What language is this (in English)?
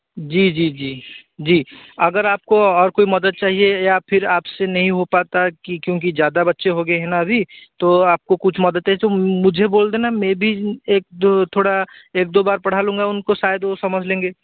Hindi